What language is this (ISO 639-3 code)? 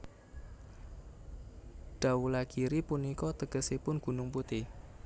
jav